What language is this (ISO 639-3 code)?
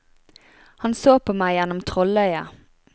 nor